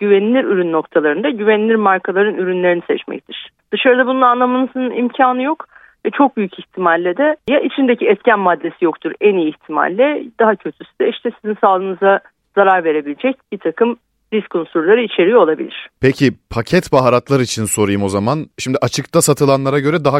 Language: Turkish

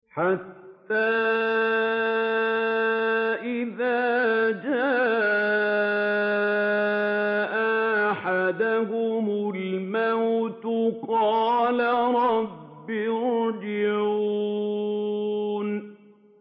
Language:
Arabic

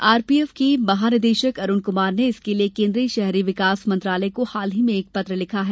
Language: Hindi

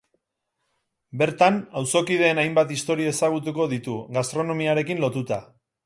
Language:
Basque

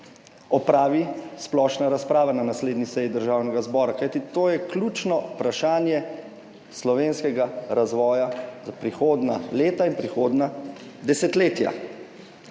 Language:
Slovenian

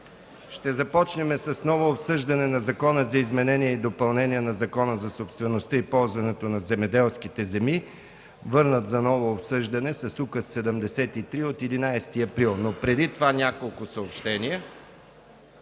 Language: Bulgarian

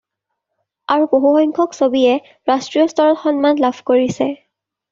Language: Assamese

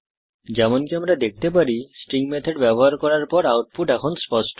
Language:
Bangla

